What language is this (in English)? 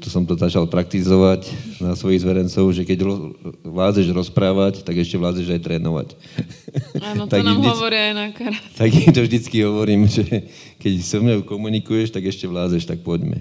Slovak